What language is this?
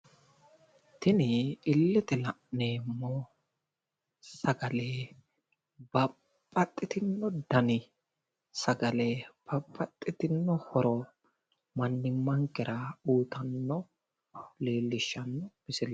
Sidamo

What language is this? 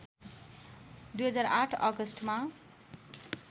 Nepali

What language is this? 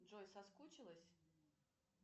Russian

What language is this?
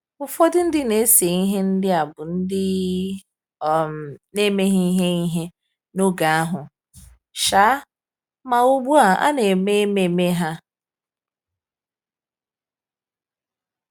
Igbo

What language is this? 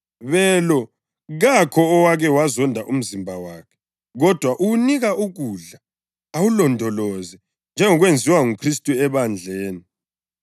North Ndebele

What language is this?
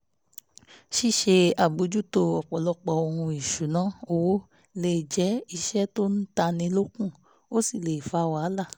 Yoruba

